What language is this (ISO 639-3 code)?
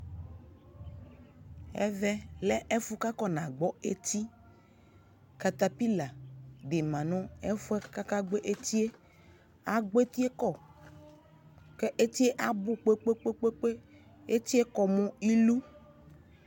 kpo